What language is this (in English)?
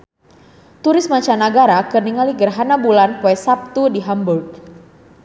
Sundanese